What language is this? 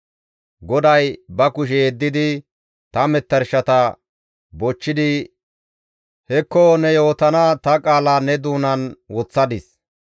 Gamo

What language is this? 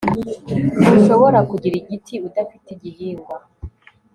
Kinyarwanda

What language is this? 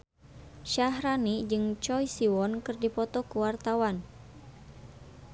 Sundanese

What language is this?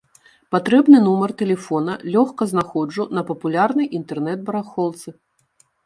Belarusian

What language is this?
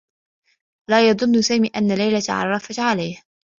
Arabic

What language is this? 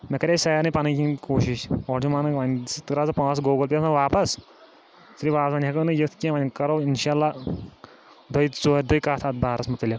Kashmiri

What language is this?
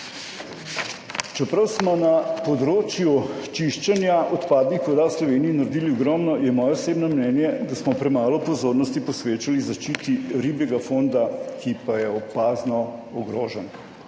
Slovenian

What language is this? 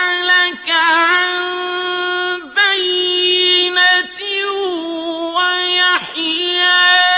Arabic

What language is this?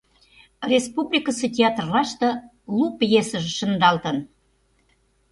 Mari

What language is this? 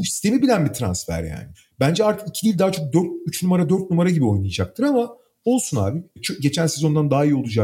Turkish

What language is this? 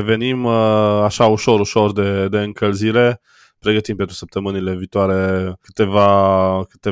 Romanian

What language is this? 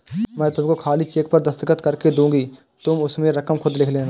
Hindi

